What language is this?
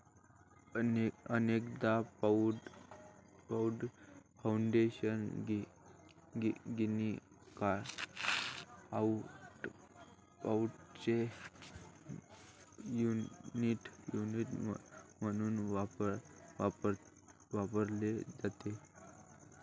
Marathi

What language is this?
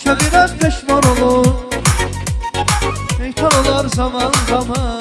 Turkish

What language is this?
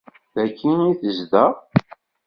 Kabyle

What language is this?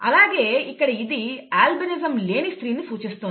Telugu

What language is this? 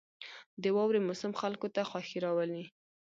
Pashto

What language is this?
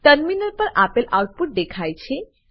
Gujarati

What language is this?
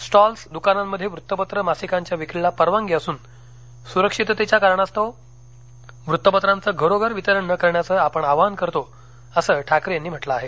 Marathi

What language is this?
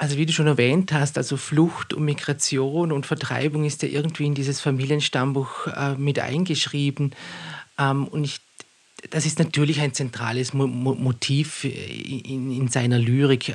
German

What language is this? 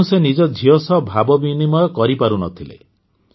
Odia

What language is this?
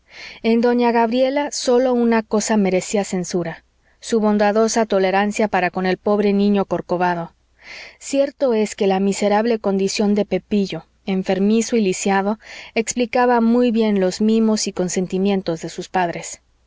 Spanish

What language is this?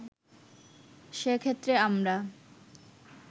Bangla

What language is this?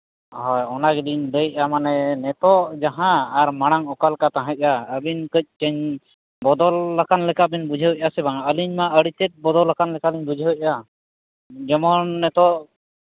Santali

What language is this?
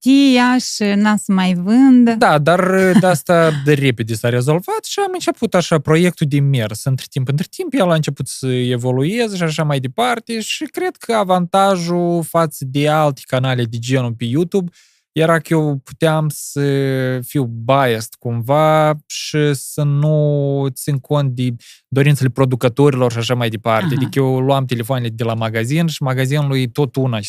Romanian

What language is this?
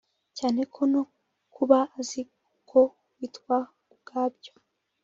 Kinyarwanda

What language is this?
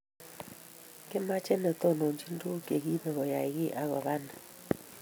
Kalenjin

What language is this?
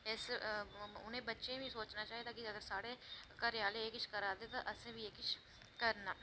Dogri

